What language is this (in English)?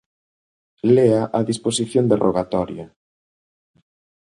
Galician